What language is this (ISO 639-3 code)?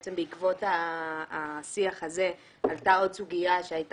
heb